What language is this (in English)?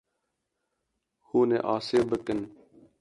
Kurdish